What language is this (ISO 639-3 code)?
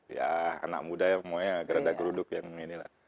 ind